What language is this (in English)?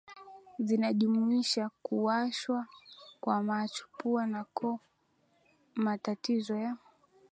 Swahili